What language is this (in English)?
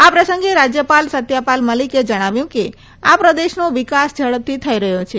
Gujarati